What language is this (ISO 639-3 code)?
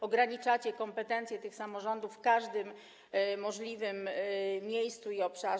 pol